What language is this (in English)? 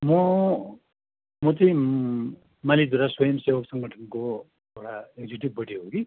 Nepali